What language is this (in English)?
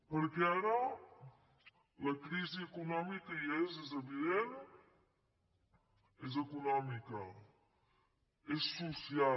Catalan